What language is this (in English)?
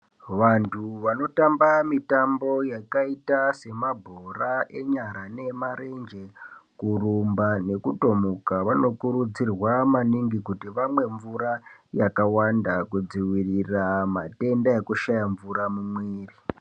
Ndau